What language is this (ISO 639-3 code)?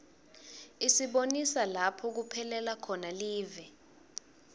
ssw